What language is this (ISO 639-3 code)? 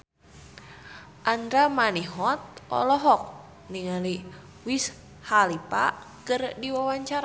sun